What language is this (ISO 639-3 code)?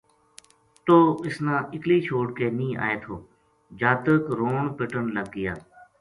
gju